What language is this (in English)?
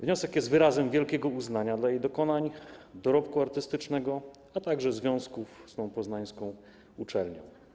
Polish